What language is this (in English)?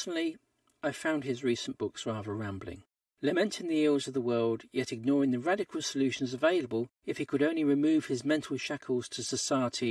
English